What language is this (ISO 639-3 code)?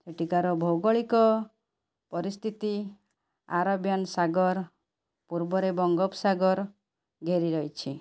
ori